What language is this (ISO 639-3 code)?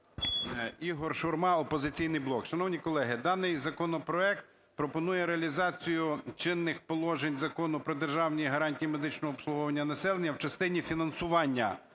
ukr